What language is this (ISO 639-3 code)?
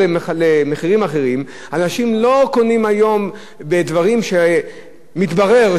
heb